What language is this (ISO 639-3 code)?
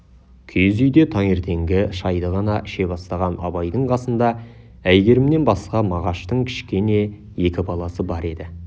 kaz